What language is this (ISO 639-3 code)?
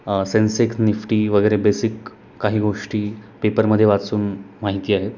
mar